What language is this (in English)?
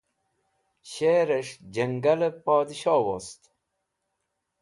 Wakhi